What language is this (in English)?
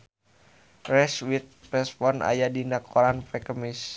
Sundanese